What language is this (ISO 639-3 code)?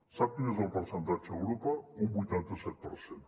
cat